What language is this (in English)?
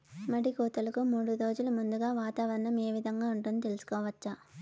Telugu